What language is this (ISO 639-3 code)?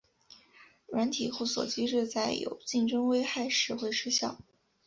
zho